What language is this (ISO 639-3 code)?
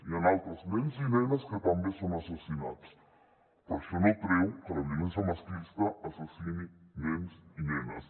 cat